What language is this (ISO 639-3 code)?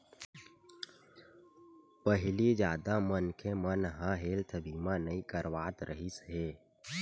hne